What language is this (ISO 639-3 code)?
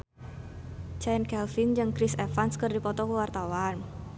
sun